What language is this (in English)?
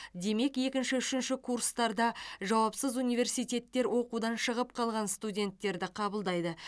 Kazakh